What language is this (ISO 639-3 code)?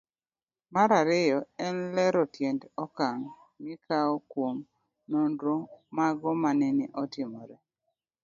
luo